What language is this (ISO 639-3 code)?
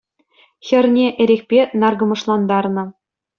chv